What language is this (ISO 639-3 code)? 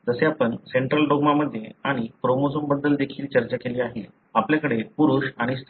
mar